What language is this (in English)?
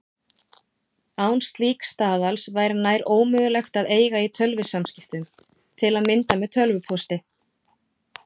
Icelandic